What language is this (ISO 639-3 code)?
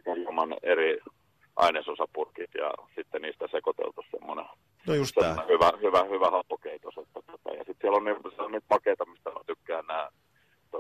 fin